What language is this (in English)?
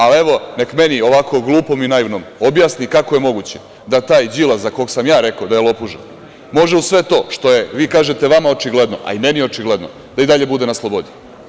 Serbian